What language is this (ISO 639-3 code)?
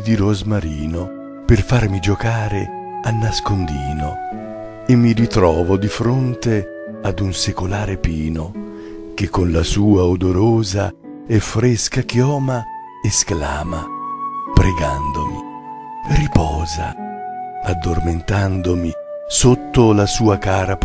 ita